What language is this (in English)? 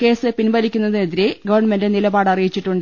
Malayalam